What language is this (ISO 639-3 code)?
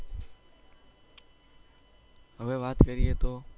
guj